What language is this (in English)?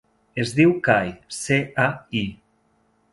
Catalan